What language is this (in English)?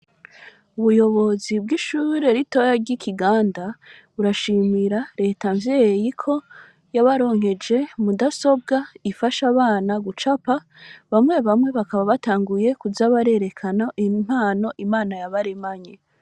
Rundi